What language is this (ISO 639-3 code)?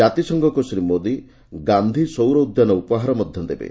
ori